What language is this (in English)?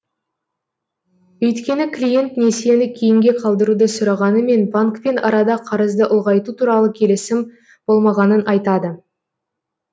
Kazakh